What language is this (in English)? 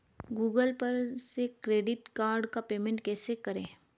Hindi